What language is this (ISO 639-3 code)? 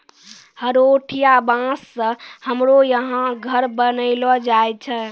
mai